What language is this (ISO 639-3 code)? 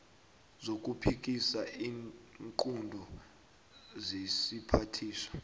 nbl